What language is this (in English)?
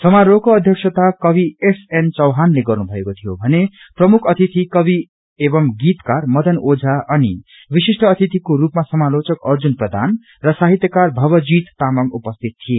Nepali